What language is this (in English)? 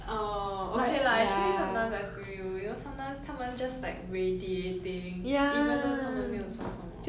English